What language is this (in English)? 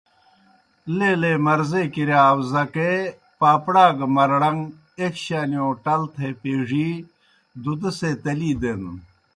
Kohistani Shina